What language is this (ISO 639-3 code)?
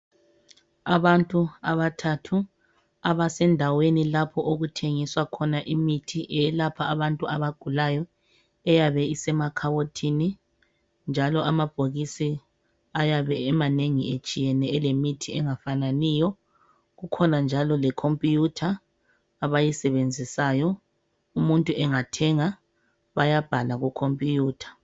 nde